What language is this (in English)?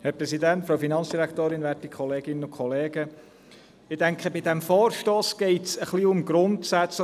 Swiss German